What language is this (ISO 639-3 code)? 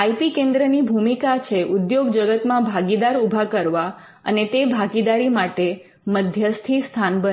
guj